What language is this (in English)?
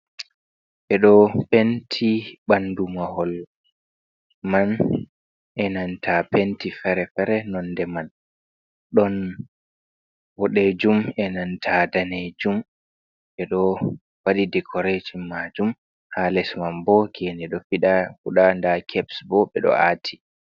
Fula